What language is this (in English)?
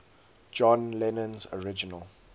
English